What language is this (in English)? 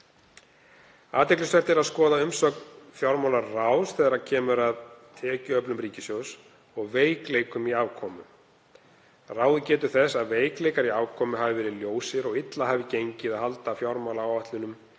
Icelandic